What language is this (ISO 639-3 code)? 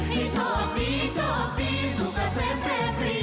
tha